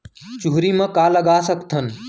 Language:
Chhattisgarhi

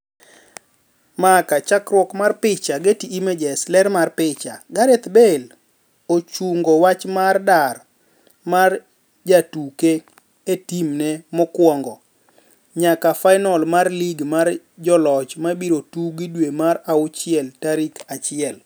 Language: Luo (Kenya and Tanzania)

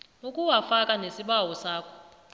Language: South Ndebele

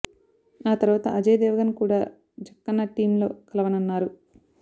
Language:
Telugu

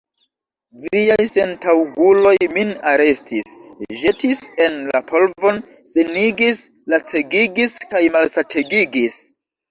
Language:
Esperanto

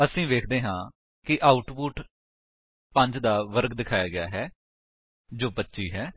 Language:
Punjabi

